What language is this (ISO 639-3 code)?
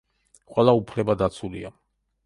kat